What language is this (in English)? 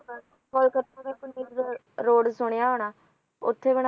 Punjabi